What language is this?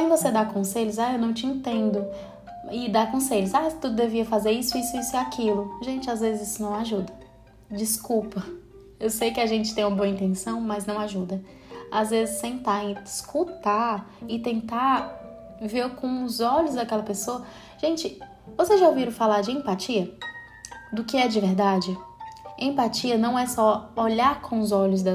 Portuguese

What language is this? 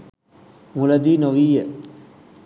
Sinhala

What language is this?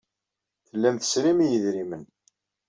Kabyle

